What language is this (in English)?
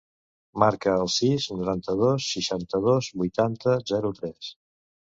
Catalan